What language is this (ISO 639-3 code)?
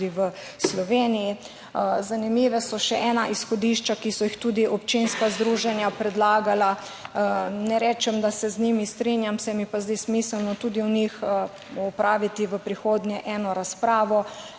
slv